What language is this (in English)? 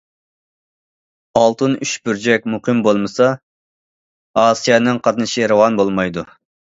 Uyghur